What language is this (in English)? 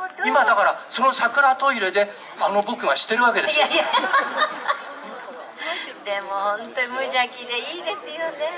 Japanese